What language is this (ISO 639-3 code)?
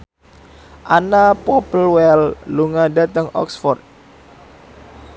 jav